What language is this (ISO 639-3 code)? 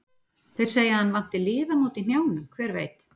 isl